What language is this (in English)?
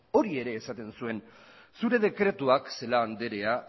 Basque